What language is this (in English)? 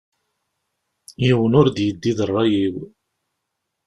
Kabyle